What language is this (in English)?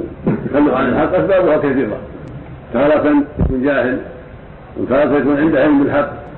Arabic